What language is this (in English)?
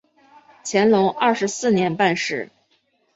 Chinese